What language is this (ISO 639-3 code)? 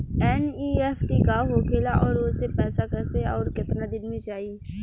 bho